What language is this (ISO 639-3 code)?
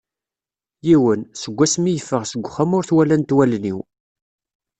kab